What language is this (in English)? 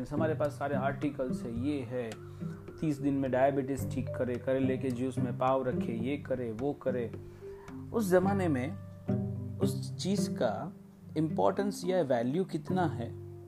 Hindi